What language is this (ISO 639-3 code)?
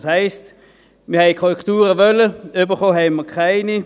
gsw